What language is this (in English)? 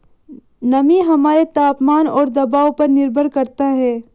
Hindi